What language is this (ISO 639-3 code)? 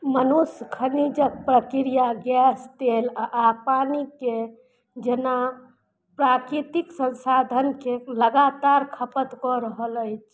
mai